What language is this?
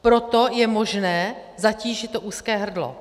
Czech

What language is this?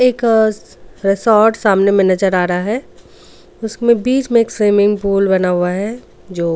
Hindi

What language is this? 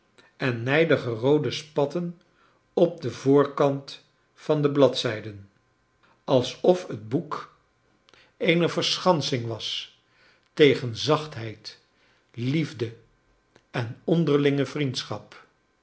Dutch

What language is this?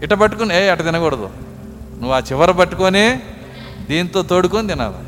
Telugu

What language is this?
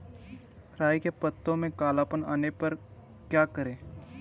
Hindi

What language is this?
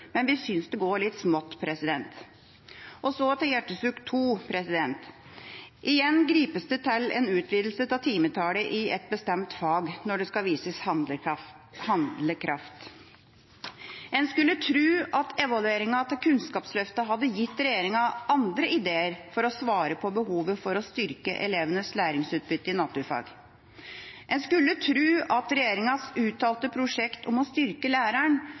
Norwegian Bokmål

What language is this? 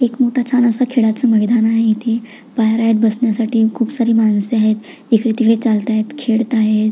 Marathi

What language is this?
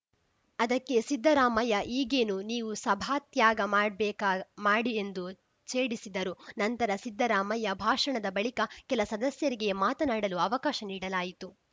Kannada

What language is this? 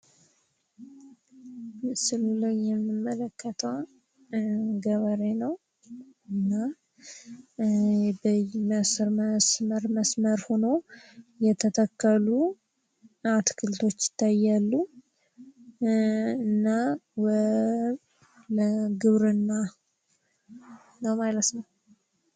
Amharic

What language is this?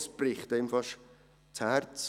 Swiss German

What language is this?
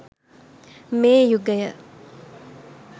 Sinhala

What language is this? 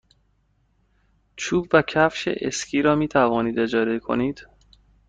Persian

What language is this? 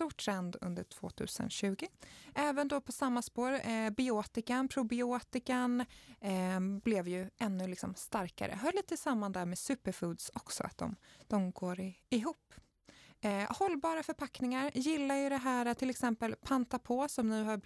Swedish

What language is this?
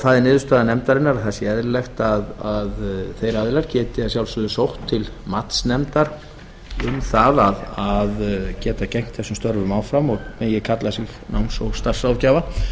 Icelandic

